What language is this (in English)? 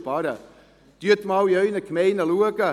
Swiss German